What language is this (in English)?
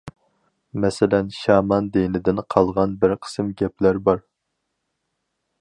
Uyghur